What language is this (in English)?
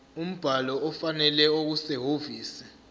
Zulu